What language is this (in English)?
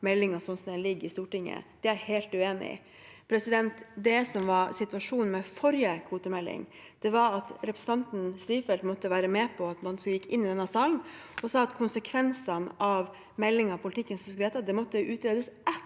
Norwegian